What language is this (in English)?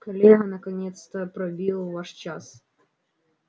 Russian